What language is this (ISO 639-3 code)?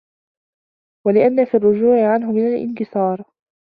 ara